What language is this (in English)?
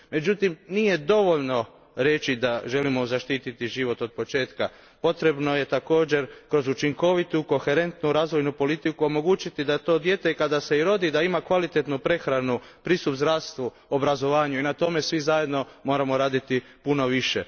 Croatian